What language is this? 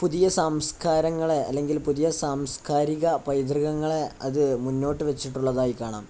Malayalam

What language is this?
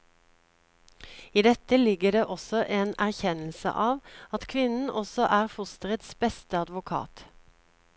Norwegian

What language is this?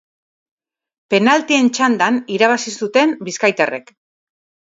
Basque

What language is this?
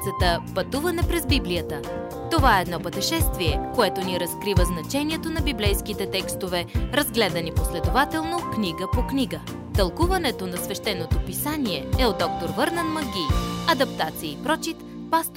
Bulgarian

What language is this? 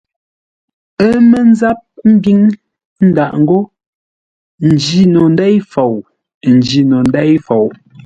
Ngombale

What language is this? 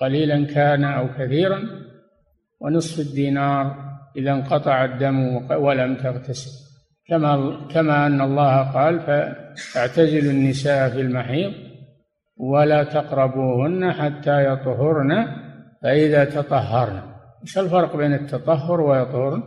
Arabic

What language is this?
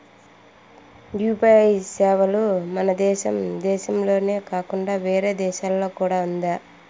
Telugu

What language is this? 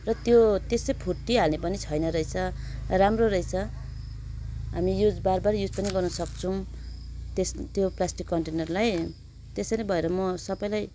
Nepali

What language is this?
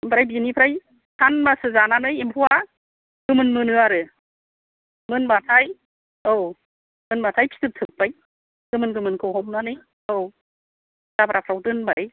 Bodo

